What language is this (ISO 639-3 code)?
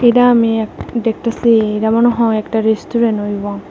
ben